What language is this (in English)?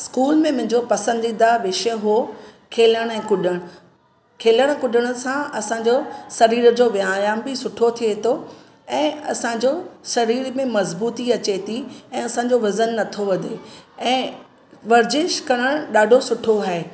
Sindhi